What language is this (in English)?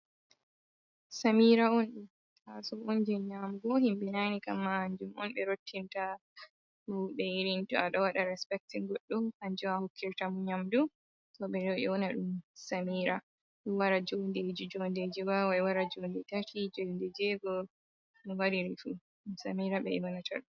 Fula